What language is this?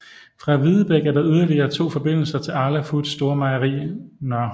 Danish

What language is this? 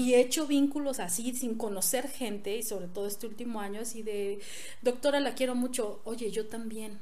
Spanish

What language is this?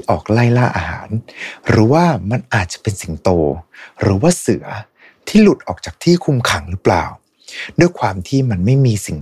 Thai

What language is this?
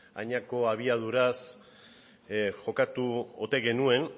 Basque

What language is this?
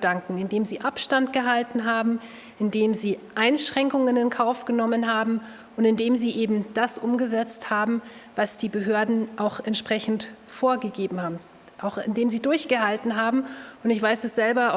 German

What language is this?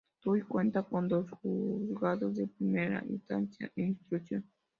Spanish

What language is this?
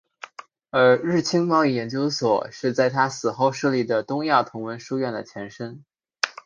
Chinese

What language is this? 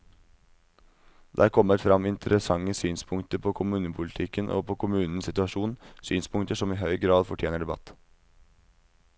Norwegian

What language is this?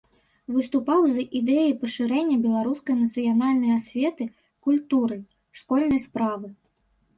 Belarusian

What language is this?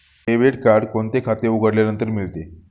Marathi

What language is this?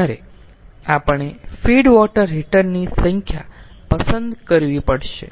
Gujarati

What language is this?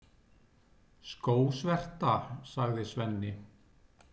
Icelandic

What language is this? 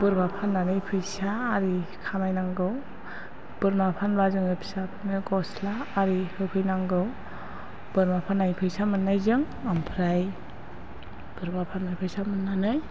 Bodo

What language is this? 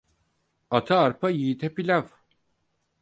Turkish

